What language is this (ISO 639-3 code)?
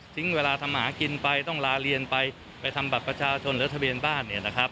tha